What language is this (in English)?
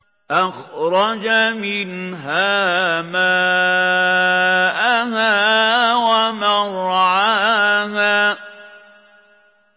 Arabic